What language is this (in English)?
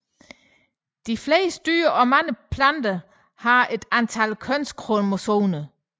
Danish